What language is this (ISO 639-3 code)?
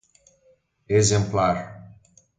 por